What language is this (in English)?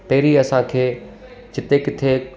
Sindhi